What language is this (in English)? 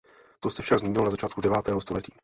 Czech